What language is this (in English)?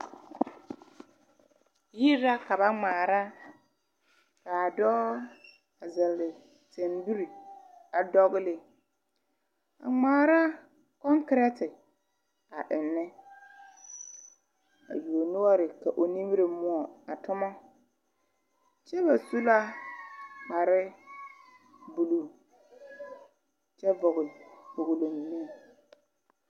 Southern Dagaare